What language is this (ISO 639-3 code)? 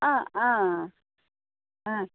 kok